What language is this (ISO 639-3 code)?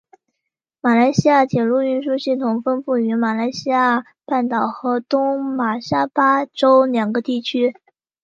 zho